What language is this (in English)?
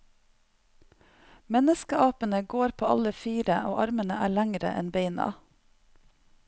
Norwegian